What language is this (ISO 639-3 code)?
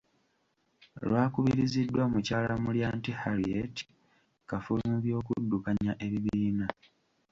lug